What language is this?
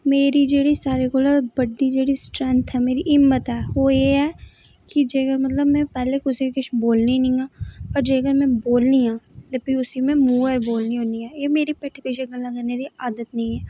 Dogri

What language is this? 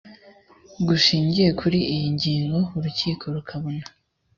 Kinyarwanda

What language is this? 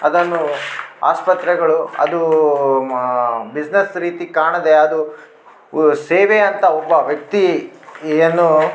Kannada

